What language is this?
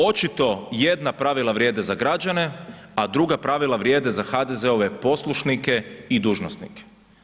Croatian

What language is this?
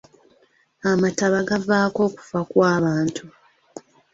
Ganda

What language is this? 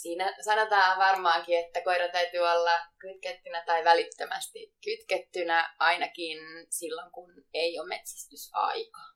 Finnish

